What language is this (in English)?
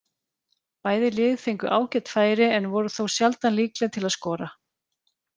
Icelandic